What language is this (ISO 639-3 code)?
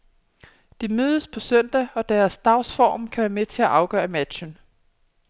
dan